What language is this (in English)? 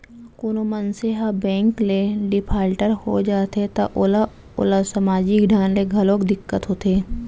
Chhattisgarhi